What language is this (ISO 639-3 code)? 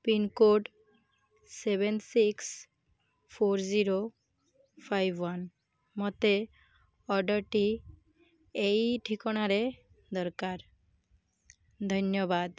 ori